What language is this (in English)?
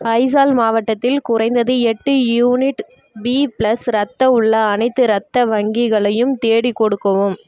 Tamil